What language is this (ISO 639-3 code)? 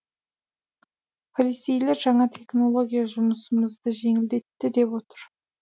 kaz